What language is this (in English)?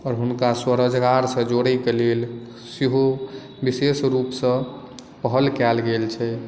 Maithili